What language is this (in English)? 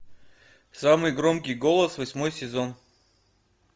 Russian